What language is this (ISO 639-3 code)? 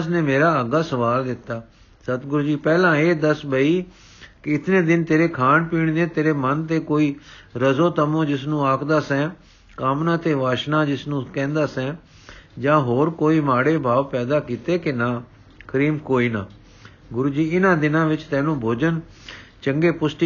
pan